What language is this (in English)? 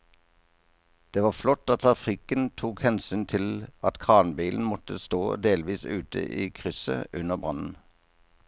Norwegian